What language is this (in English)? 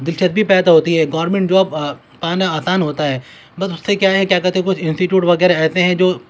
Urdu